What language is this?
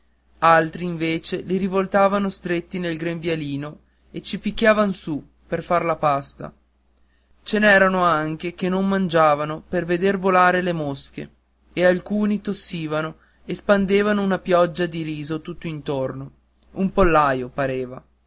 Italian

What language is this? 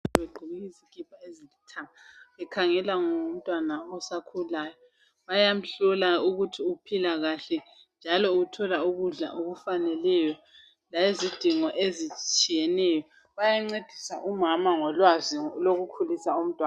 North Ndebele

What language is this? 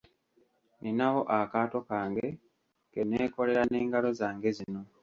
Ganda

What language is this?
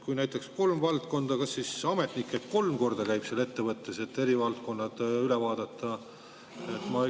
Estonian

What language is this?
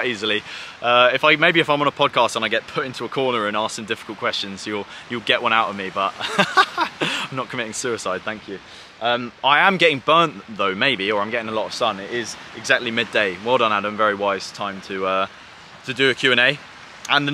English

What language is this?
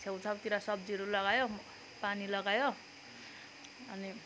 Nepali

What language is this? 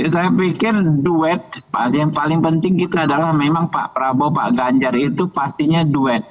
Indonesian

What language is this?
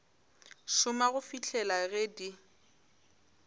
Northern Sotho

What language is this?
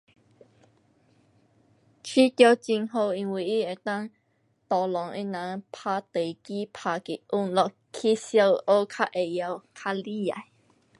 Pu-Xian Chinese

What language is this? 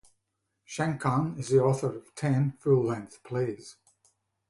English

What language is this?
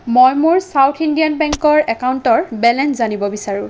Assamese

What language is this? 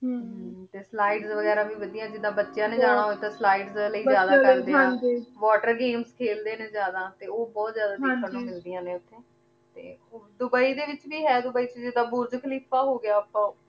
Punjabi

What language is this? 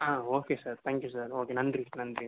Tamil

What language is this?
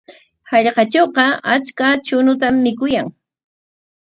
Corongo Ancash Quechua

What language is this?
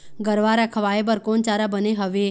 Chhattisgarhi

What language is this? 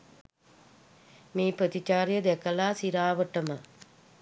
Sinhala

